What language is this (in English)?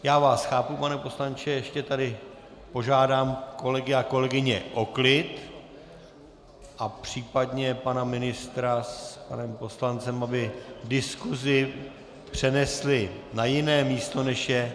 Czech